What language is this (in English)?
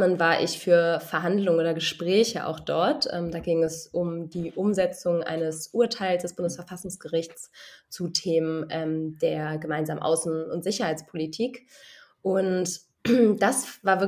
German